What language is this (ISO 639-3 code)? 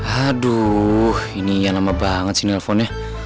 ind